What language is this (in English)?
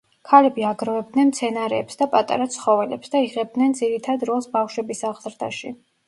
Georgian